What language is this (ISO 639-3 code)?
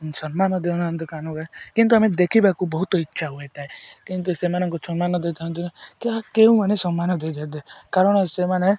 ori